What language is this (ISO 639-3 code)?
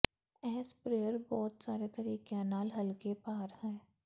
pan